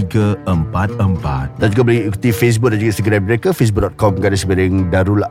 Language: Malay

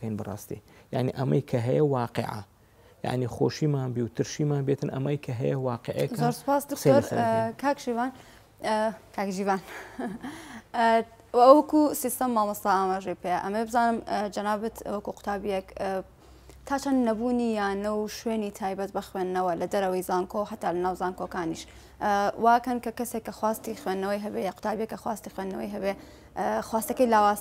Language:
Arabic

